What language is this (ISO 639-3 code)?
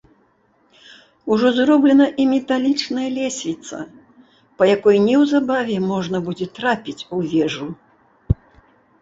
bel